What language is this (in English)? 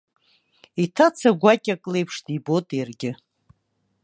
Abkhazian